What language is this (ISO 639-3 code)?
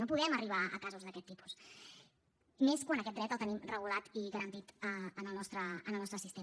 cat